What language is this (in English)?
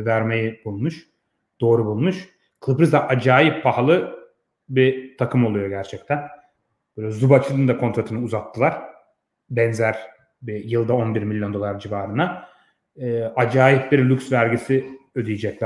Turkish